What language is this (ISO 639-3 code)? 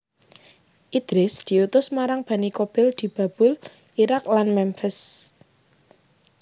jav